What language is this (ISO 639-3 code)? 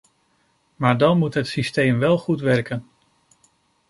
nld